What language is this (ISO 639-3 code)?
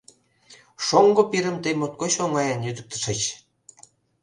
chm